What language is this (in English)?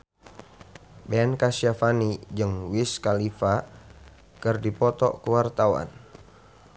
Sundanese